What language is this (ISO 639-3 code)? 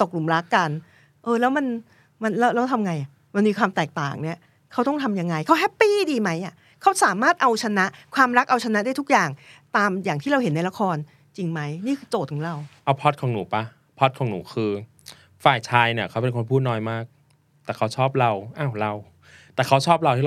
tha